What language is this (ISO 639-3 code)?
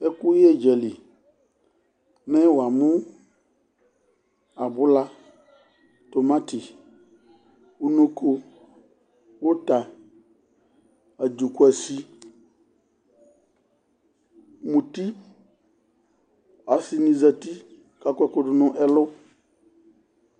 kpo